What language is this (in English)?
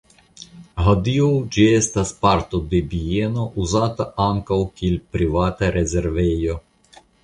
Esperanto